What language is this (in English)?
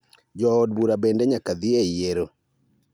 Luo (Kenya and Tanzania)